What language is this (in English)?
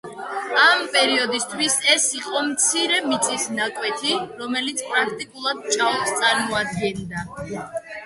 Georgian